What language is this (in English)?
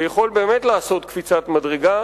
Hebrew